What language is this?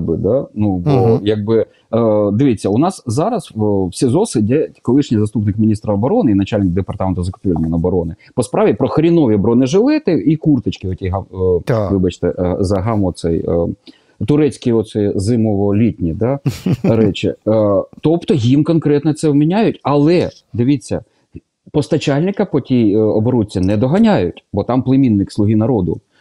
Ukrainian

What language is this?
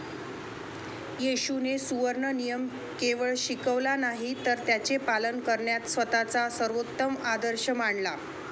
Marathi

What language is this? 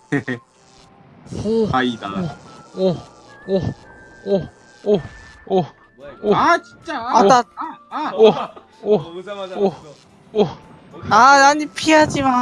Korean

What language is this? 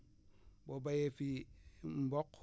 Wolof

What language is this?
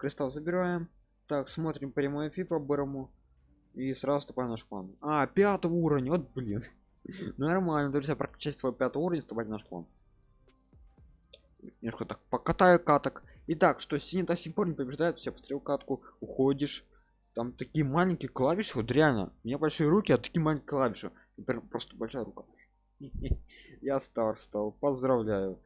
Russian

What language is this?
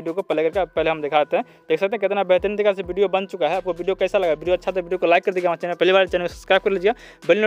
Hindi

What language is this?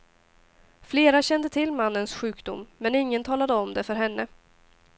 Swedish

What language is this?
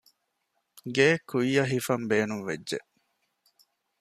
Divehi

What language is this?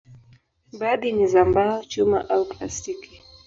Swahili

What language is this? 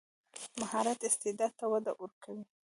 Pashto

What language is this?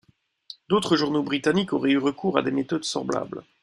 French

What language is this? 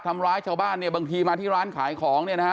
Thai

